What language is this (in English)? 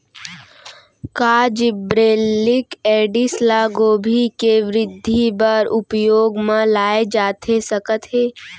Chhattisgarhi